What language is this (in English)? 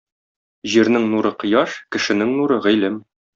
Tatar